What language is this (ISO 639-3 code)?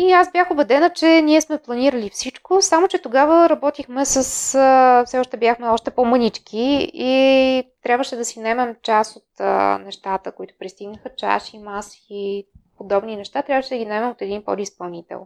bul